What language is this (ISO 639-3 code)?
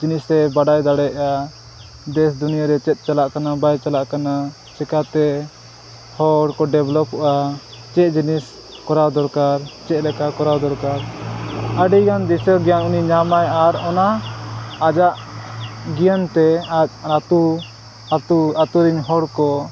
sat